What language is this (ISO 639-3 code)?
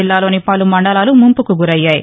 tel